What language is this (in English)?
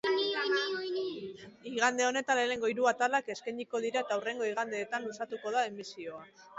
Basque